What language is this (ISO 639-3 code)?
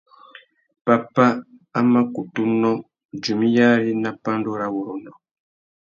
bag